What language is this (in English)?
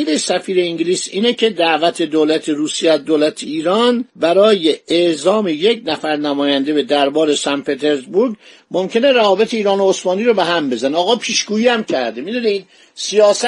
Persian